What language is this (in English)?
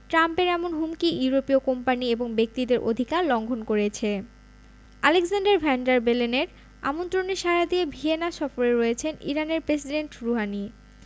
Bangla